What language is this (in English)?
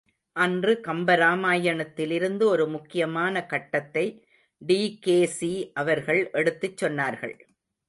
Tamil